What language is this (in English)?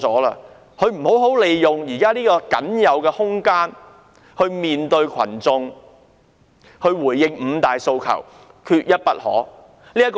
Cantonese